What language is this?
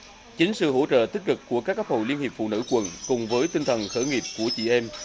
Vietnamese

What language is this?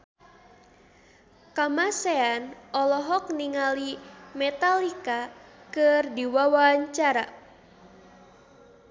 Sundanese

